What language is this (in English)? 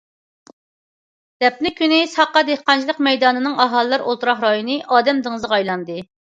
Uyghur